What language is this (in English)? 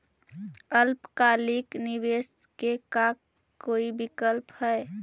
Magahi